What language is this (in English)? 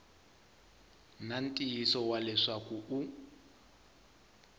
Tsonga